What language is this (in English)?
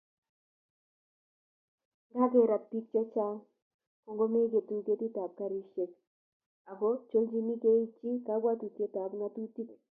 Kalenjin